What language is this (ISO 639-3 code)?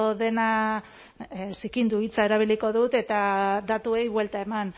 eus